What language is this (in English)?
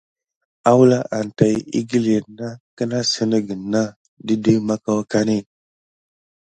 Gidar